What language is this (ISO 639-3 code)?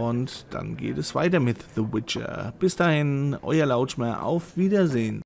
deu